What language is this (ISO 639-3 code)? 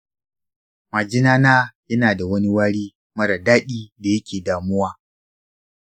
hau